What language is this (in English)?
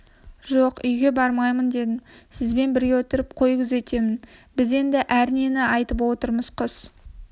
Kazakh